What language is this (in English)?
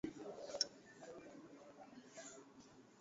Swahili